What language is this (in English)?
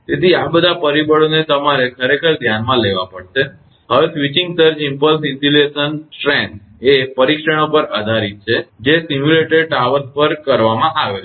Gujarati